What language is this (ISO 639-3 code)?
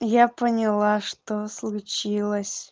rus